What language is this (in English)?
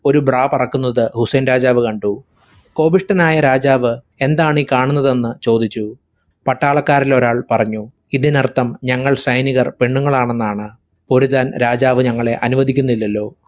Malayalam